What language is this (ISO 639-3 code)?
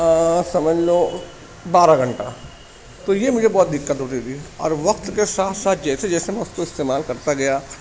urd